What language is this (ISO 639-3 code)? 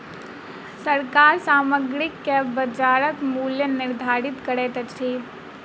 mai